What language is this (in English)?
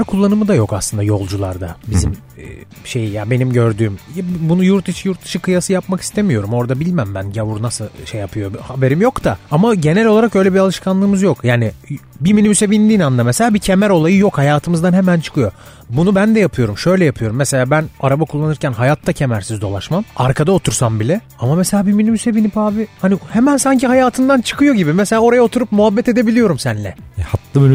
Turkish